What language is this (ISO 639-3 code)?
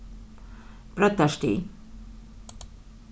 fao